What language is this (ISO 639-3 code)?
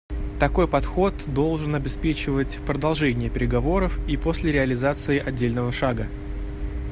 rus